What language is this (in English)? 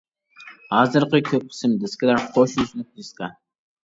Uyghur